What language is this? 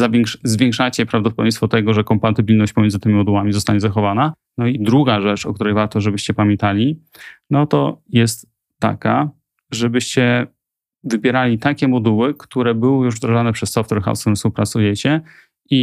Polish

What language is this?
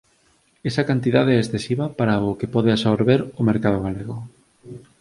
Galician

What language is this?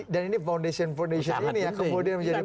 Indonesian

